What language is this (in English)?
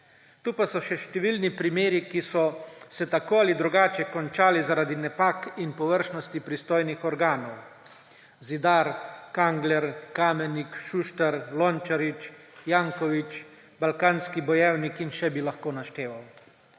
Slovenian